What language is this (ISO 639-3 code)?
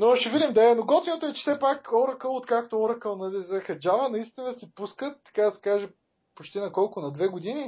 bul